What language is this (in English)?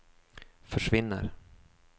Swedish